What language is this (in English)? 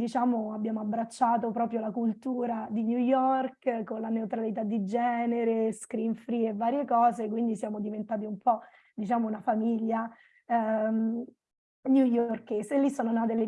Italian